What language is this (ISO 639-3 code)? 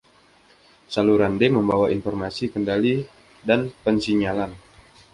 ind